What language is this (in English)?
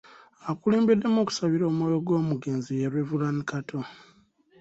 Ganda